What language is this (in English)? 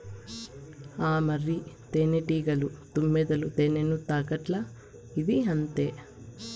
Telugu